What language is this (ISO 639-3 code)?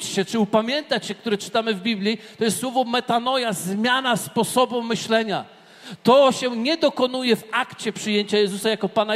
pol